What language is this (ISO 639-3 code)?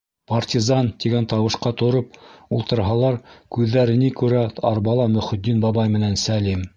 bak